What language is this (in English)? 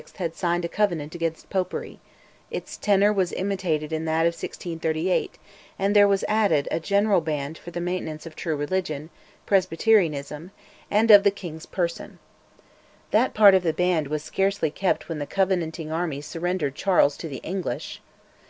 English